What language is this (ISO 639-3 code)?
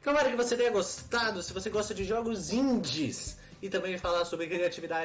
por